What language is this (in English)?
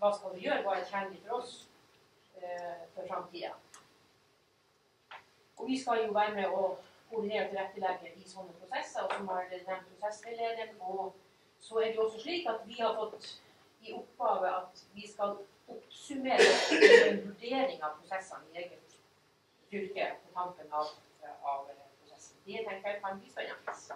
Norwegian